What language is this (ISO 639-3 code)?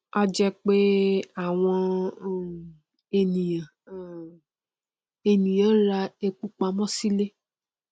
yor